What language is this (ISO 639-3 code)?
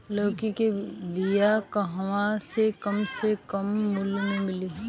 bho